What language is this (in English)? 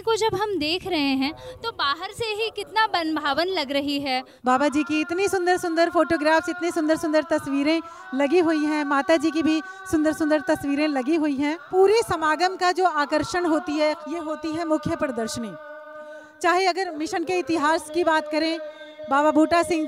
Hindi